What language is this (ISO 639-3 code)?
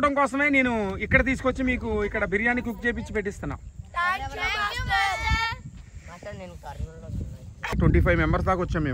tel